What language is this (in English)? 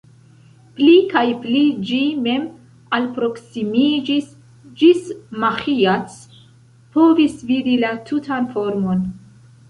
Esperanto